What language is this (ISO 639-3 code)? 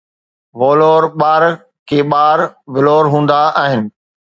snd